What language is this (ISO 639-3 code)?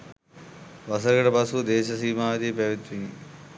sin